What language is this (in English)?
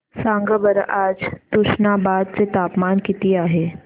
Marathi